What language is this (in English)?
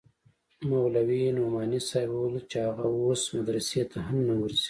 Pashto